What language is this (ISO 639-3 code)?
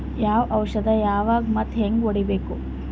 kan